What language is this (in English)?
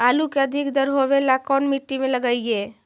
Magahi